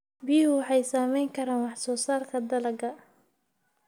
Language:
Somali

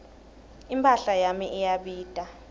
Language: Swati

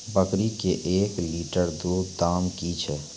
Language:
Maithili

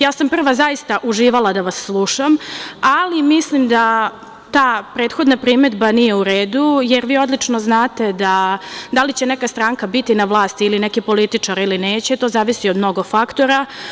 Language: Serbian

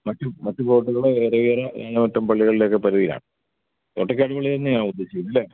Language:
Malayalam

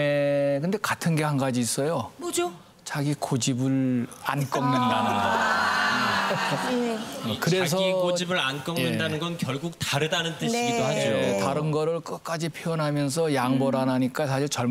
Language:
Korean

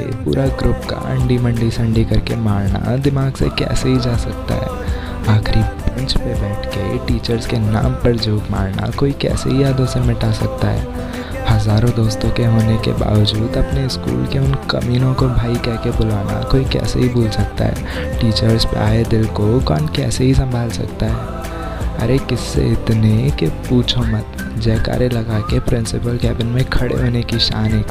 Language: Hindi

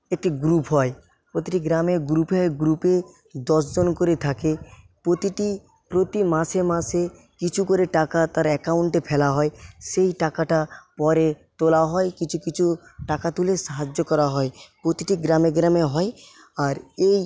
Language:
Bangla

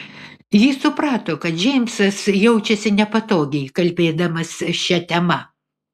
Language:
Lithuanian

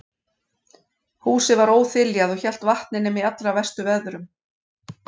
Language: Icelandic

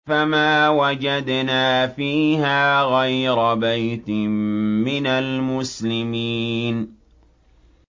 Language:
Arabic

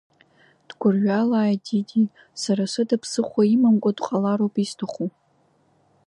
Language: Abkhazian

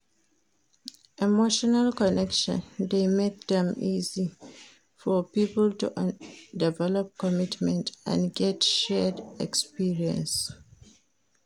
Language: Nigerian Pidgin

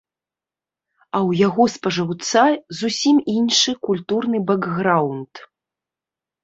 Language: Belarusian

